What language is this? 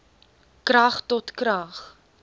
Afrikaans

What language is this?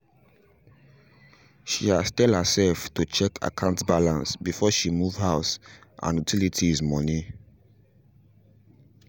Nigerian Pidgin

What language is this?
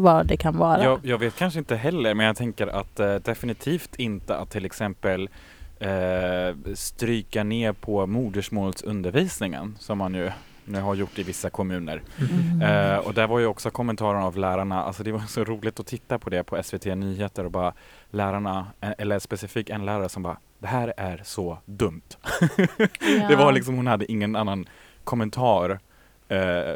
Swedish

